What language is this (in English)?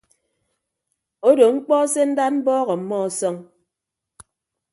Ibibio